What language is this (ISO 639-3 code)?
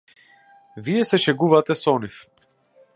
mkd